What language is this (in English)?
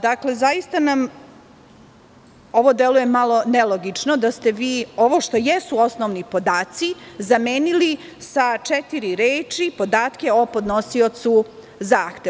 Serbian